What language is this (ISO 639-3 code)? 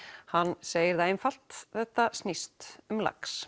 isl